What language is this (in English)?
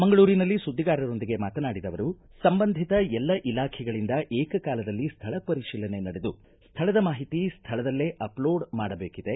Kannada